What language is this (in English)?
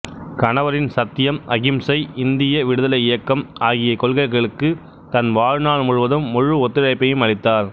Tamil